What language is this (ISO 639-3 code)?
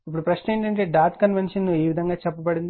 tel